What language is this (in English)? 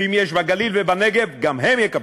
Hebrew